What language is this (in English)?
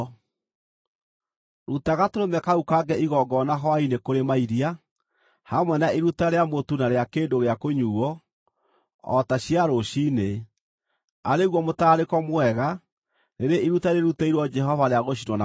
Kikuyu